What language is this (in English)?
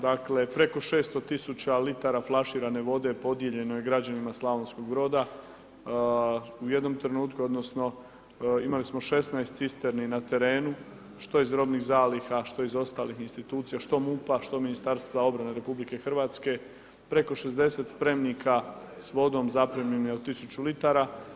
Croatian